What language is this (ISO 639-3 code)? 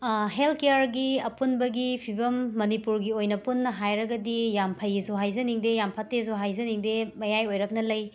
mni